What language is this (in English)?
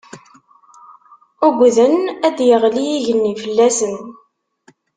Kabyle